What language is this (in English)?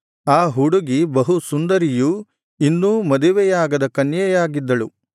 Kannada